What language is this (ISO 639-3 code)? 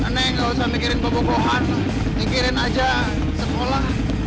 ind